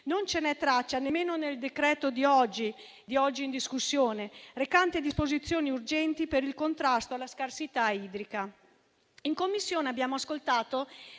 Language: Italian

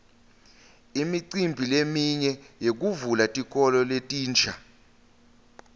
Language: Swati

